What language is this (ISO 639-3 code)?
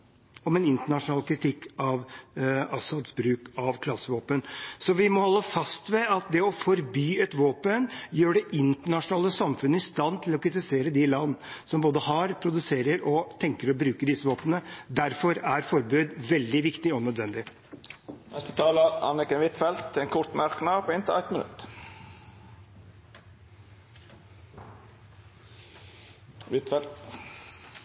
nor